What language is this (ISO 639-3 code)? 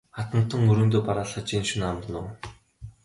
mon